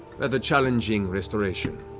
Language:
English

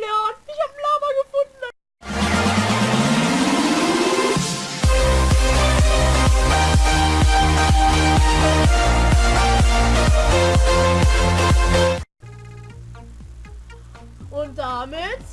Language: German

